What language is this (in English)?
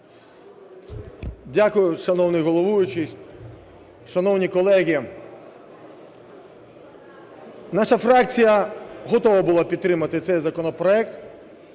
Ukrainian